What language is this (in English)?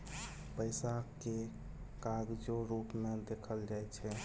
Maithili